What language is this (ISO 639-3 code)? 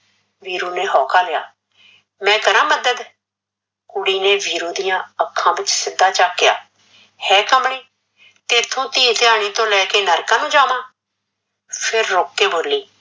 pan